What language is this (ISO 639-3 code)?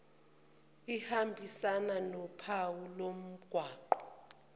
zul